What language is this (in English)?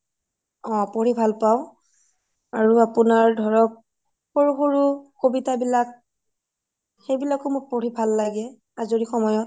Assamese